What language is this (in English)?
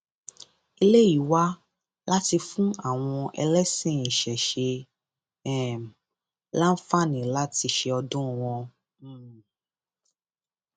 Yoruba